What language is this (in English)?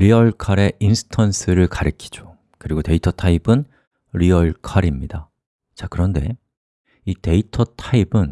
Korean